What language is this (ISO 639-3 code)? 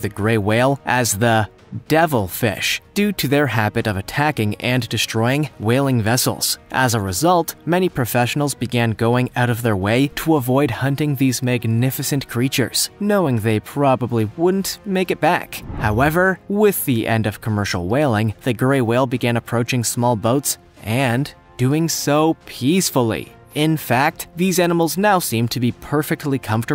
eng